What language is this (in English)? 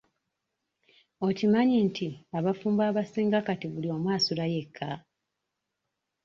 Ganda